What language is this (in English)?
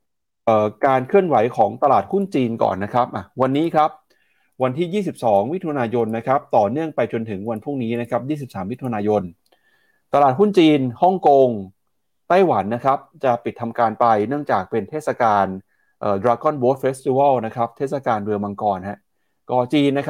Thai